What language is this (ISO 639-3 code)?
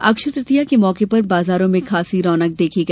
hin